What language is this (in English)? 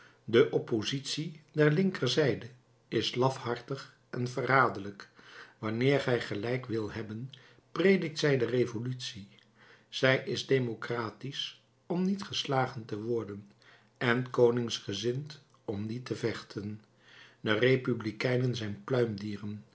Dutch